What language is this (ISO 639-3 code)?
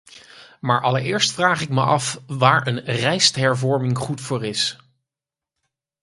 nld